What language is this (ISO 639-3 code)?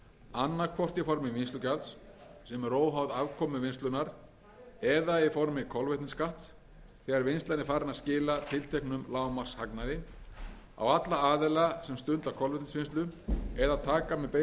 isl